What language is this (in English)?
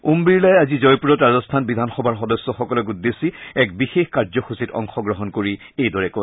Assamese